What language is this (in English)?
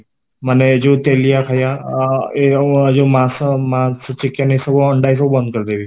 Odia